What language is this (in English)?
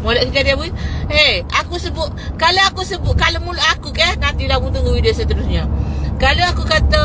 Malay